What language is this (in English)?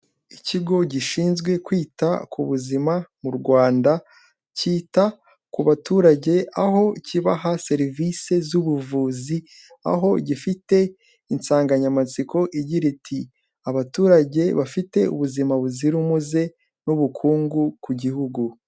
Kinyarwanda